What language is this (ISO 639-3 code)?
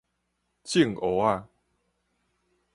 nan